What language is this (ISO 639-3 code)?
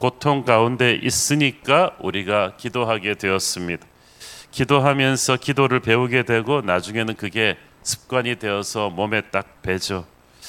kor